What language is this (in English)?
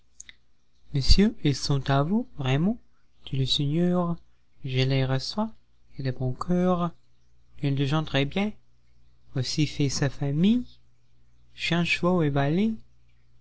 French